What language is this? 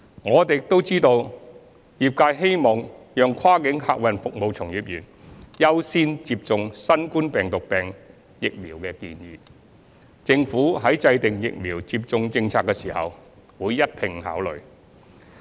Cantonese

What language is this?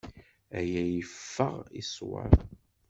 Kabyle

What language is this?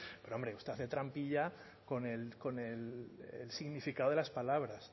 Spanish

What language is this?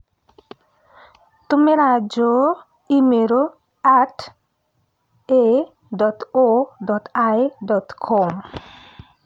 Kikuyu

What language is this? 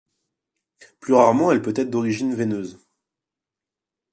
French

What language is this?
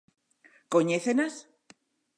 Galician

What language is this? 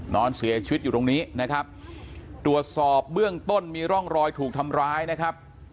Thai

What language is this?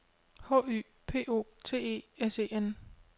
Danish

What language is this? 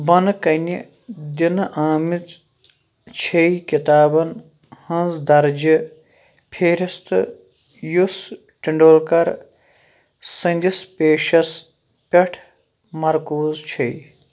Kashmiri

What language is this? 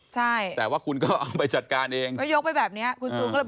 Thai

